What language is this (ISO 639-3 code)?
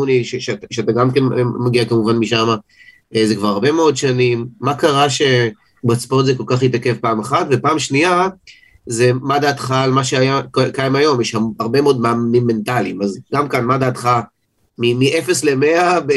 heb